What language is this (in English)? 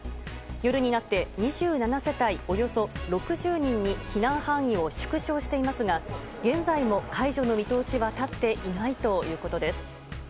Japanese